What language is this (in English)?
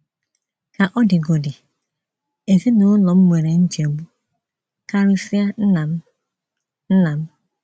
Igbo